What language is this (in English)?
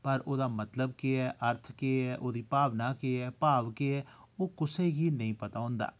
Dogri